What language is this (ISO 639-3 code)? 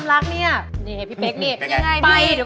tha